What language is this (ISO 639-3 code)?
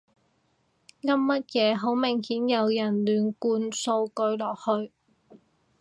yue